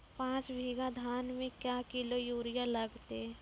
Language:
Maithili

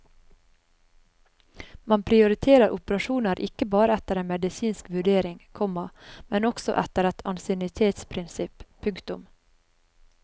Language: Norwegian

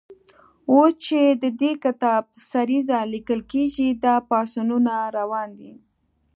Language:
Pashto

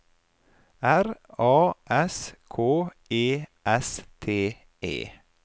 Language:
Norwegian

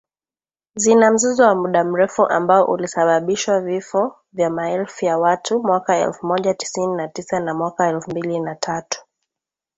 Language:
Swahili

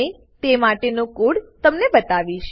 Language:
Gujarati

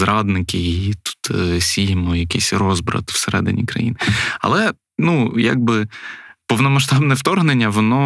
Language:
Ukrainian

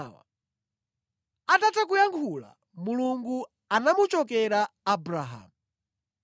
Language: Nyanja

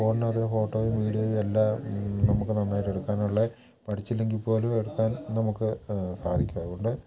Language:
Malayalam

